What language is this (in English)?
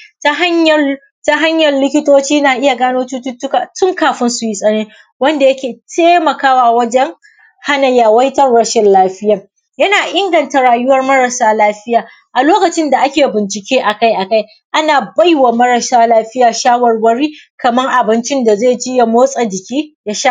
Hausa